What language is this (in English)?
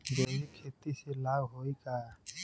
Bhojpuri